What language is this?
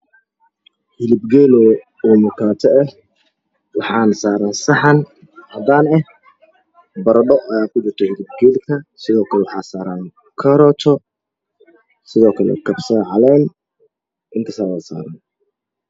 Somali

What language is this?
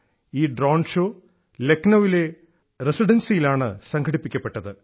Malayalam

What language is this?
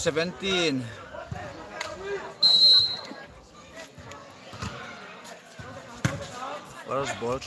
Arabic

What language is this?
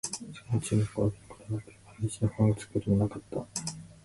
Japanese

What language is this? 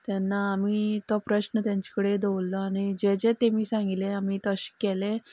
Konkani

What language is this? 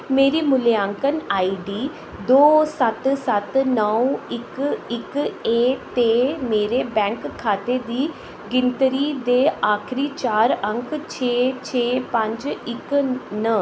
Dogri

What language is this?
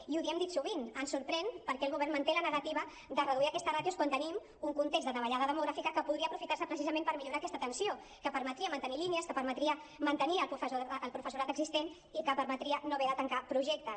Catalan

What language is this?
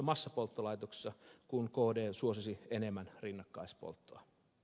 Finnish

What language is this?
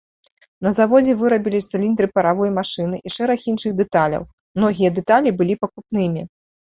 Belarusian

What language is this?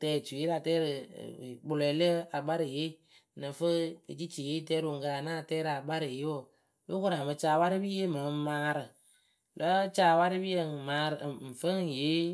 Akebu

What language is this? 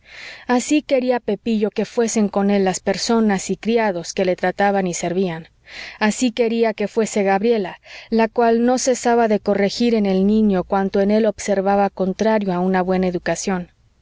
Spanish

